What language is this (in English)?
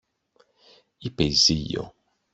Greek